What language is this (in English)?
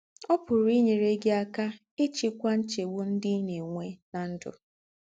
Igbo